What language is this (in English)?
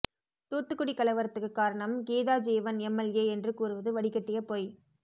Tamil